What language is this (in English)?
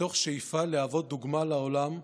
Hebrew